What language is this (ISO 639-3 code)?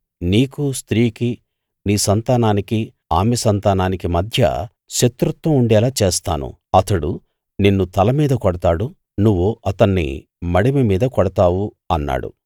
tel